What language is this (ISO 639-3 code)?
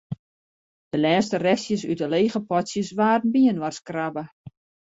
fry